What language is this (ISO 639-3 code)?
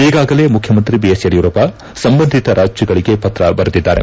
kan